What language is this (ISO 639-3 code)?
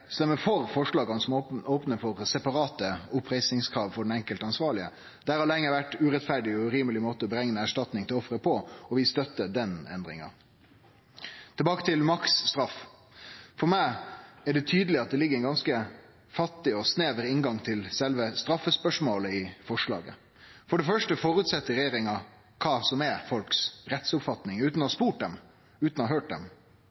nno